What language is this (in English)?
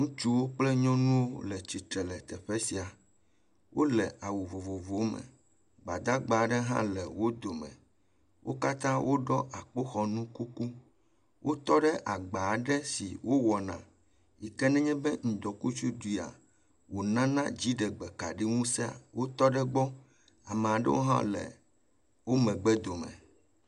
Ewe